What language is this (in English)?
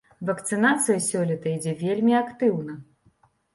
Belarusian